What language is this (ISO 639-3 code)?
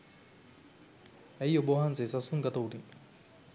sin